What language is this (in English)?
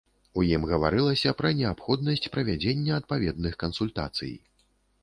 Belarusian